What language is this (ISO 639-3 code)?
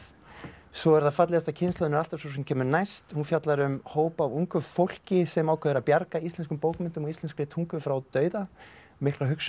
isl